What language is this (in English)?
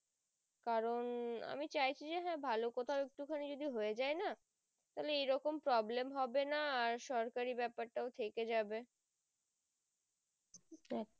Bangla